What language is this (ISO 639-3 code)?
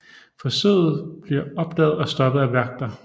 dan